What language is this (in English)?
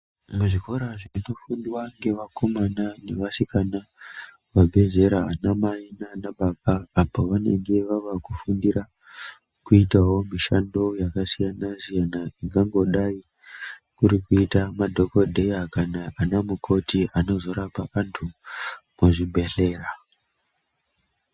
Ndau